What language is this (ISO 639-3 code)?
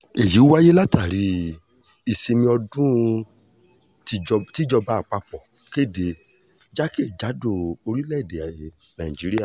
yor